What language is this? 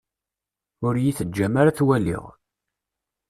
Kabyle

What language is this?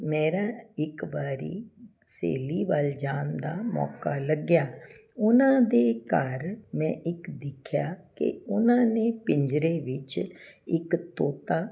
Punjabi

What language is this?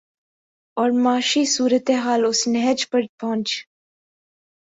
Urdu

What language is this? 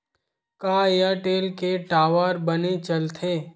Chhattisgarhi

